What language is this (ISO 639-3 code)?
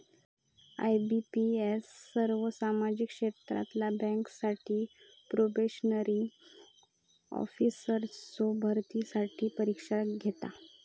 mar